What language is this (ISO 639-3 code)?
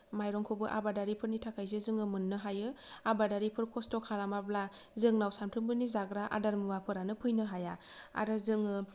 brx